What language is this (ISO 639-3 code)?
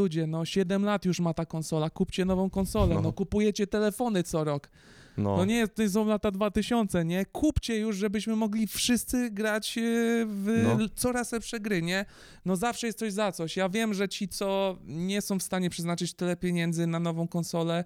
pol